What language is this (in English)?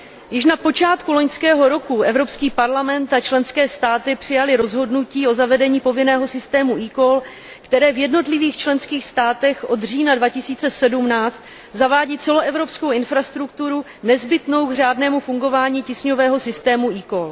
Czech